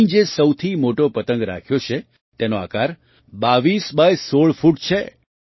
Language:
Gujarati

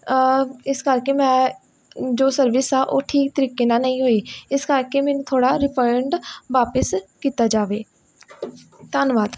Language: Punjabi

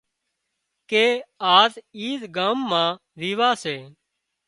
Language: Wadiyara Koli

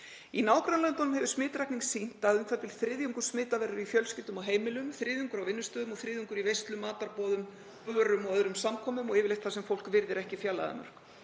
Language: Icelandic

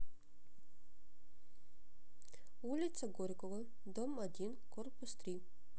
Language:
Russian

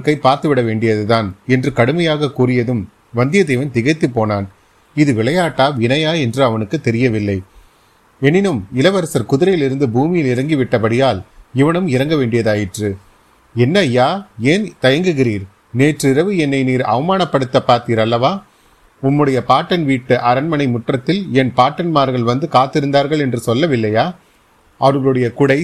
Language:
Tamil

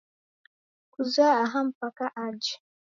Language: Taita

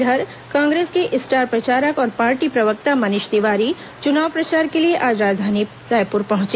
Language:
Hindi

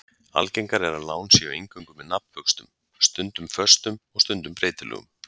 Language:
Icelandic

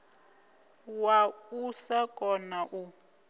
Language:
Venda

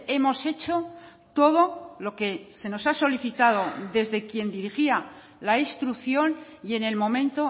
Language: Spanish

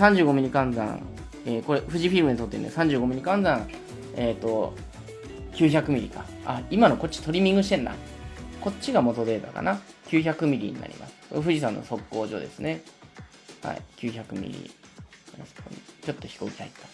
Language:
Japanese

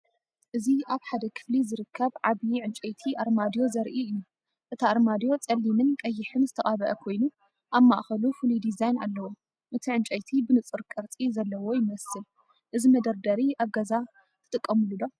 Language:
Tigrinya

